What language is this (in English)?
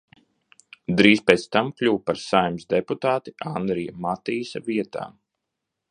Latvian